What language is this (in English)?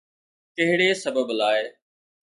Sindhi